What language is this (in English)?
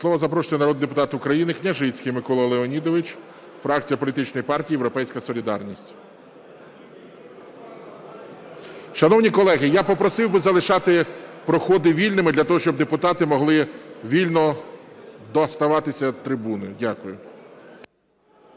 Ukrainian